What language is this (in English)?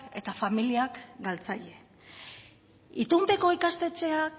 Basque